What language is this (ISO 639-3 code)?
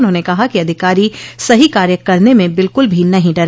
hin